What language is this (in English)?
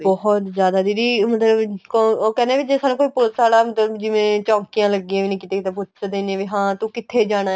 Punjabi